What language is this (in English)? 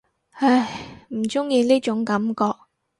Cantonese